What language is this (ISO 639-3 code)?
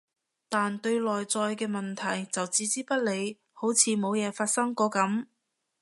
yue